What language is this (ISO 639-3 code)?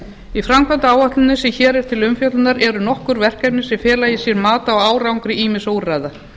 isl